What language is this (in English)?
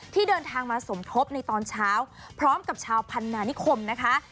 Thai